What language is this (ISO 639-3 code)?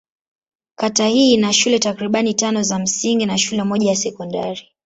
swa